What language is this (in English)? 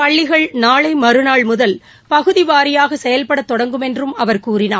Tamil